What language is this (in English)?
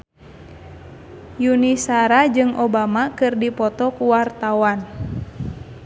Sundanese